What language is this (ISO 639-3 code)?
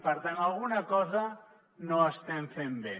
cat